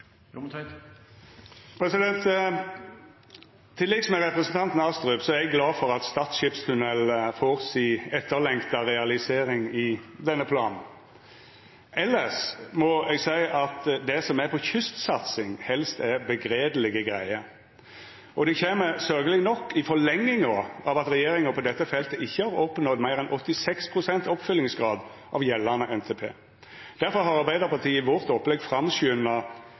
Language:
Norwegian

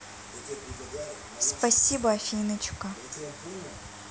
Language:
Russian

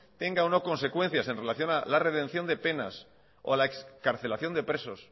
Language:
Spanish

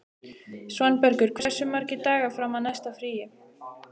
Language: Icelandic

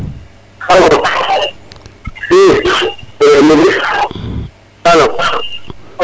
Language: Serer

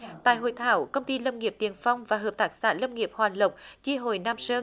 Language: Vietnamese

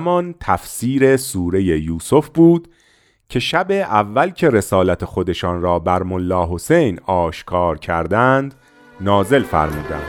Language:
Persian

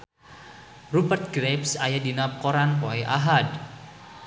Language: Sundanese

